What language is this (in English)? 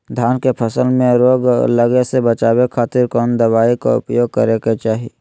Magahi